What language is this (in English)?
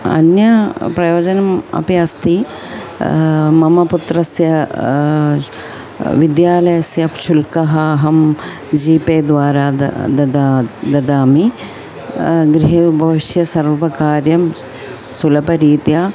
Sanskrit